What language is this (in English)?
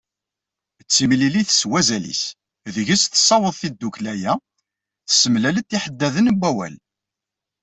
Kabyle